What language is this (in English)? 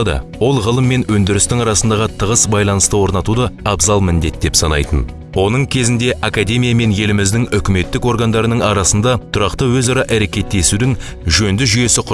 Turkish